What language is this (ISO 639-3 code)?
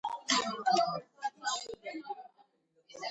kat